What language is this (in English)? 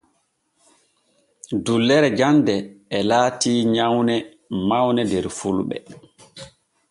Borgu Fulfulde